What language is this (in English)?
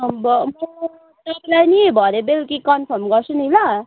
Nepali